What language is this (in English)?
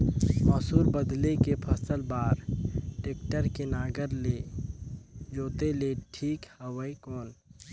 Chhattisgarhi